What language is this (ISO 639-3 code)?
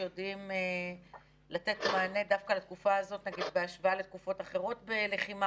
heb